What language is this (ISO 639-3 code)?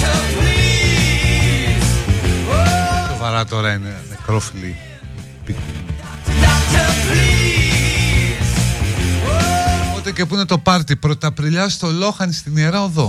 ell